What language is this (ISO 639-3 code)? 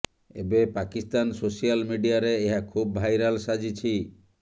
ori